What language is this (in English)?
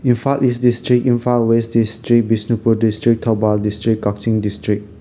Manipuri